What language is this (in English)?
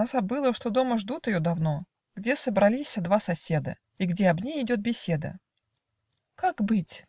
Russian